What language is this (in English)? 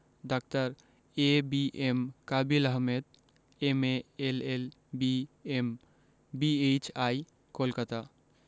Bangla